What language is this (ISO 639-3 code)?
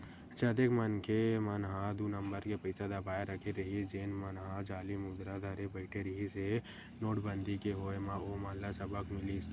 hne